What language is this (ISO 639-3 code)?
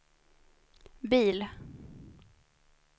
swe